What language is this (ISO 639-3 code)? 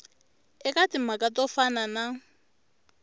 tso